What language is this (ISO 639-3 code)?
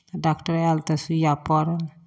mai